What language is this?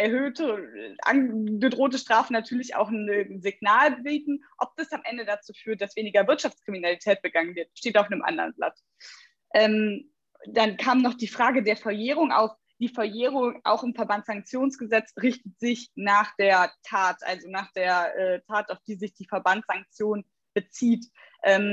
German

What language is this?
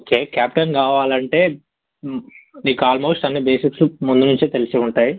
Telugu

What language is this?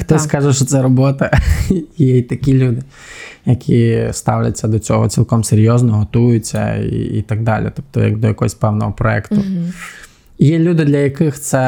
Ukrainian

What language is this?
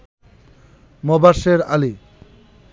Bangla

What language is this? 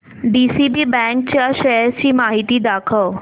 Marathi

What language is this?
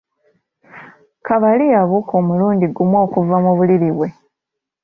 Ganda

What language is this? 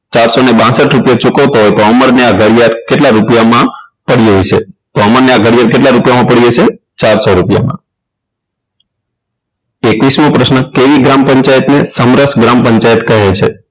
Gujarati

